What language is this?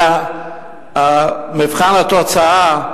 Hebrew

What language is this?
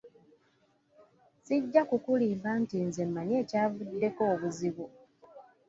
Ganda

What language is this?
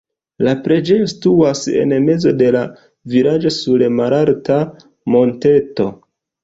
Esperanto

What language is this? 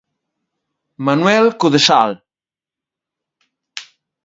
Galician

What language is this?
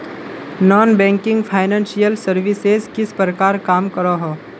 Magahi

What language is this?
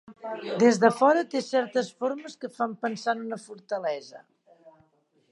Catalan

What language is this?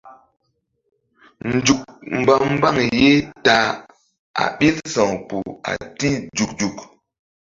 Mbum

